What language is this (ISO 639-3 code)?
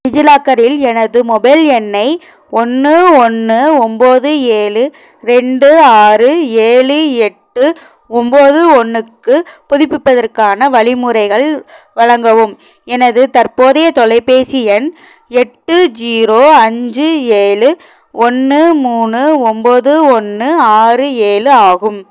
tam